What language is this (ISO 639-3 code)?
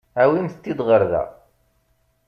kab